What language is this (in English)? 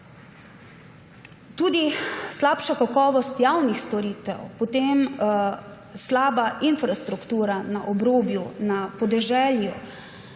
Slovenian